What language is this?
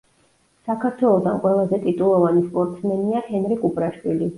Georgian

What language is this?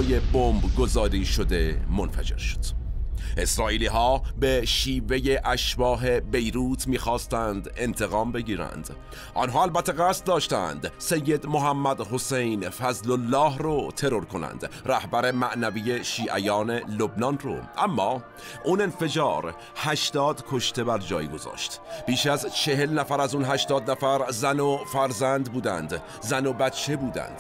Persian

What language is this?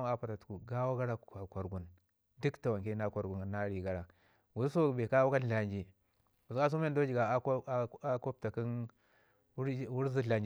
Ngizim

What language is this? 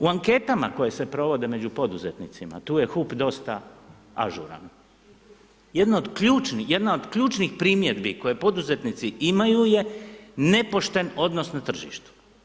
Croatian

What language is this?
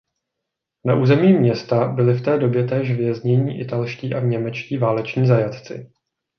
Czech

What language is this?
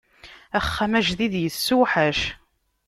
Kabyle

